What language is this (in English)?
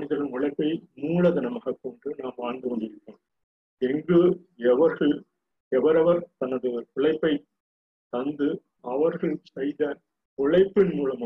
Tamil